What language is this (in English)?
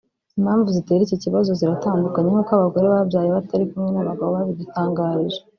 Kinyarwanda